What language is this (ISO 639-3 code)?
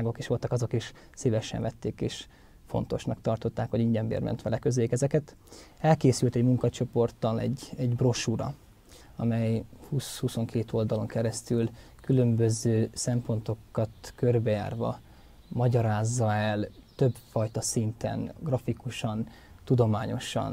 hun